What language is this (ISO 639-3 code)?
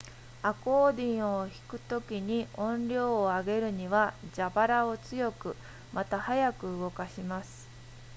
jpn